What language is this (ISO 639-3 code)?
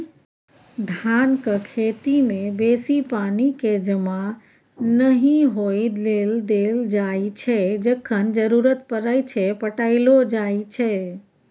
mai